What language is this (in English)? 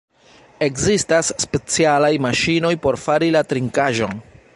Esperanto